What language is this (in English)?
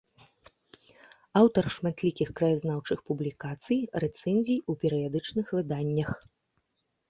Belarusian